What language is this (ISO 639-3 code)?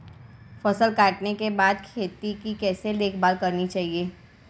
hin